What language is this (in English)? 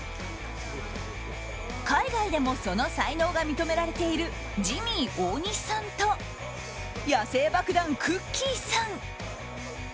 Japanese